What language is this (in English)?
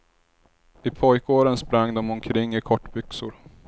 Swedish